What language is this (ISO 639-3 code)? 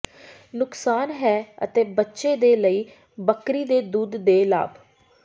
pan